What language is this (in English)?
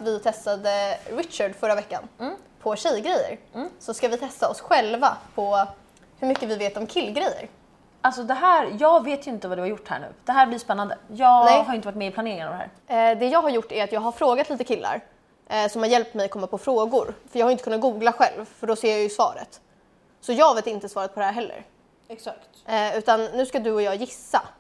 Swedish